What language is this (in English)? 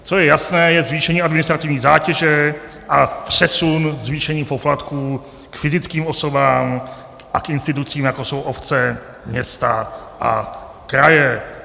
Czech